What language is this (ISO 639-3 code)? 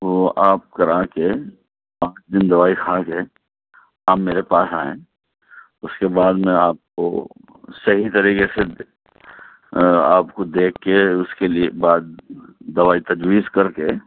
urd